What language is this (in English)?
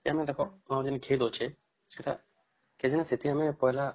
Odia